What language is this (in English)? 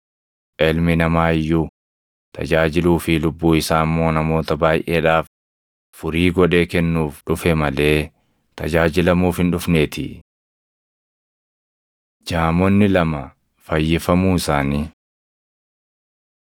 Oromo